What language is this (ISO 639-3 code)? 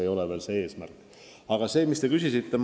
est